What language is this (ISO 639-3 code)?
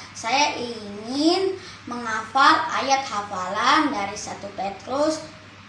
ind